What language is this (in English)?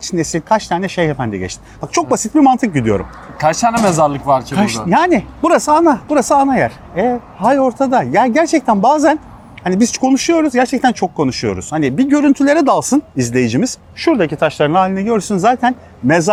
Turkish